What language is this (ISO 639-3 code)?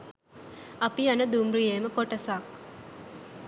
sin